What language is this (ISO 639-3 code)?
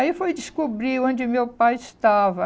por